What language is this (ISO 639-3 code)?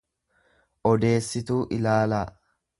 orm